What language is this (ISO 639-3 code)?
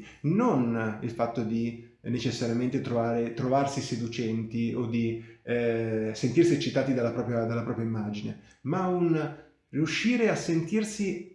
ita